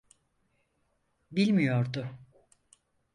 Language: Turkish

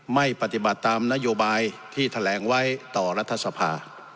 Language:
Thai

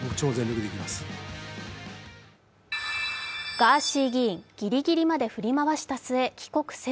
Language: Japanese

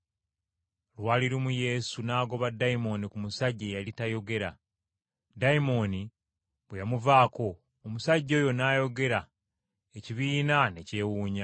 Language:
Ganda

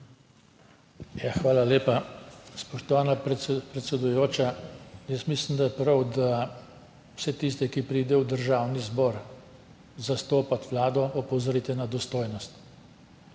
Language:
Slovenian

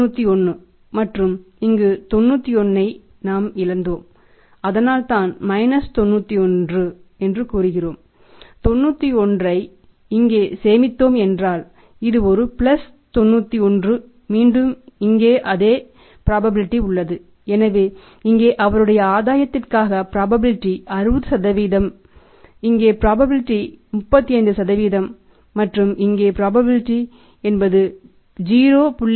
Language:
Tamil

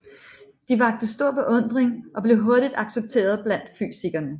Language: Danish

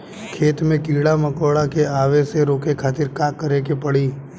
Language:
Bhojpuri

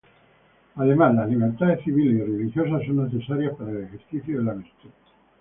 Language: Spanish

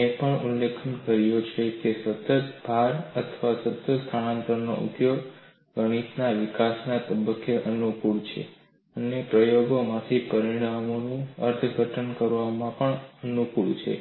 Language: Gujarati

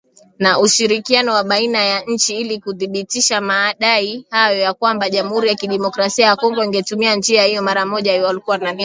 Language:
Swahili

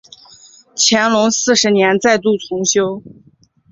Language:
Chinese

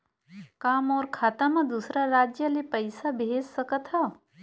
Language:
Chhattisgarhi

